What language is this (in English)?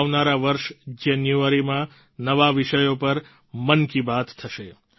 Gujarati